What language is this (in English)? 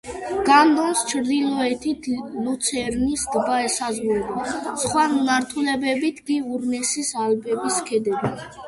Georgian